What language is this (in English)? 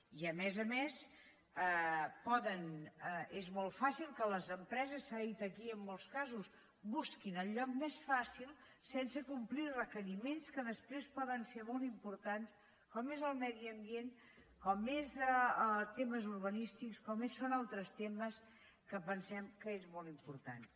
Catalan